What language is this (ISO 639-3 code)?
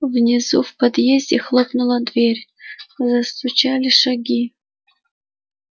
rus